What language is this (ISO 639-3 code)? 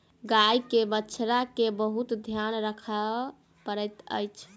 mai